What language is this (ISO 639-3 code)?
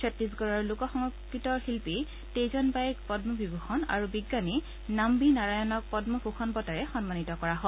asm